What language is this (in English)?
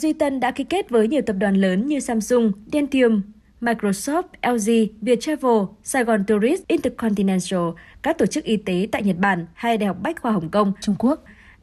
Vietnamese